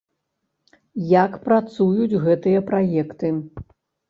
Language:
Belarusian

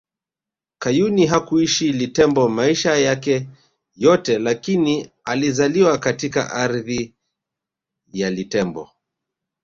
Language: Swahili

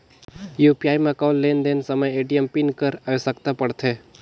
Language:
Chhattisgarhi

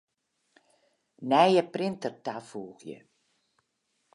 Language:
Western Frisian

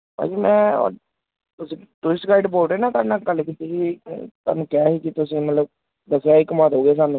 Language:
Punjabi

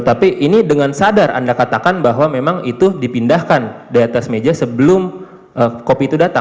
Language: Indonesian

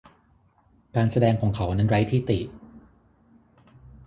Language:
Thai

